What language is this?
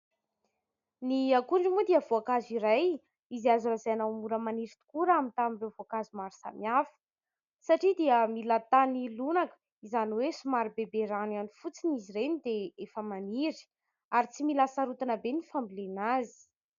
Malagasy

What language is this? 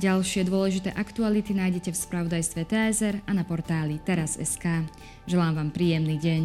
Slovak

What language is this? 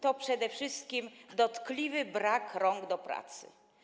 Polish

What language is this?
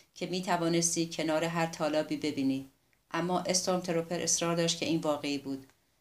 Persian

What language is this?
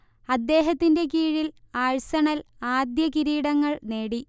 Malayalam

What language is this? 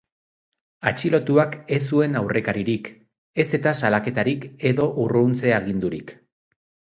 Basque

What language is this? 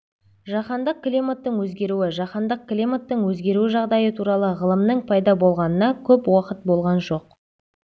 Kazakh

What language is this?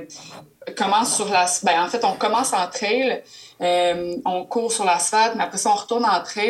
French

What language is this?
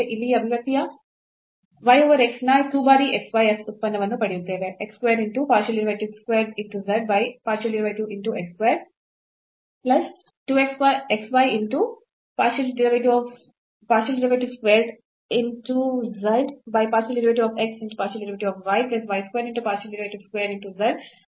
Kannada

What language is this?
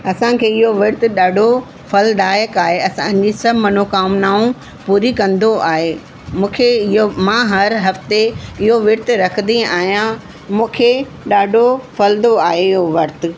Sindhi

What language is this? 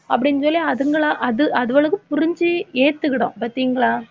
Tamil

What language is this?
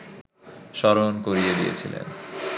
Bangla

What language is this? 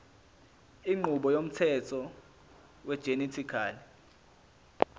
Zulu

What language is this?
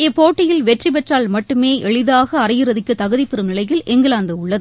Tamil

